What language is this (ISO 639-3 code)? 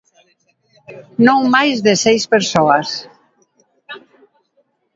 glg